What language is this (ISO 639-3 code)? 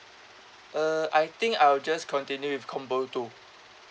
eng